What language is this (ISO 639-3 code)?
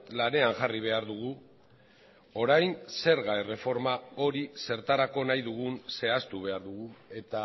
eus